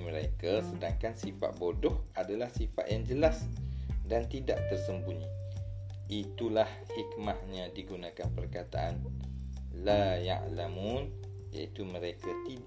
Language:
Malay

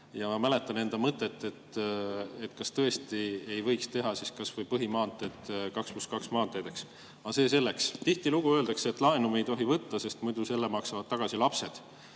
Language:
Estonian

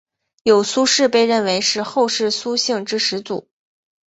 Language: Chinese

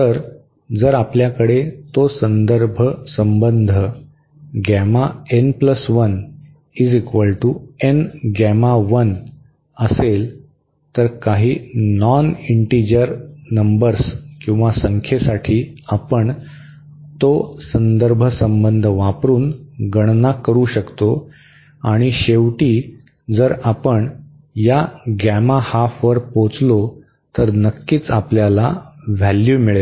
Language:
Marathi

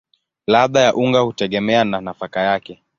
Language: Swahili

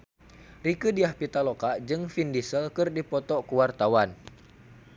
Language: Sundanese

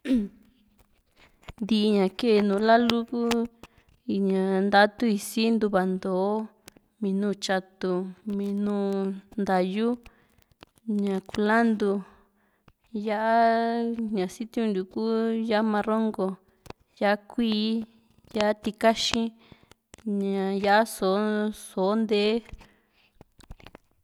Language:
Juxtlahuaca Mixtec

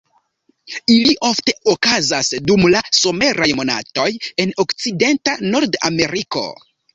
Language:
Esperanto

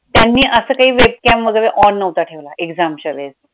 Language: Marathi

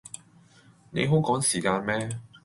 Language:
Cantonese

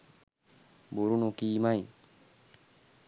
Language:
Sinhala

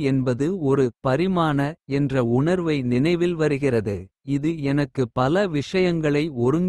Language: Kota (India)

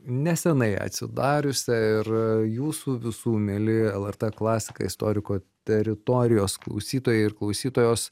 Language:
Lithuanian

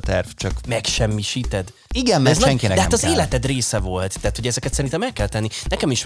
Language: Hungarian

